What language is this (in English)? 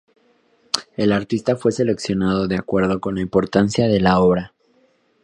Spanish